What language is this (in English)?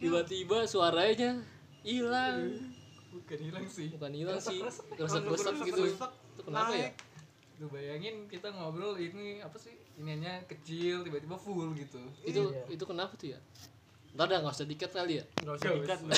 Indonesian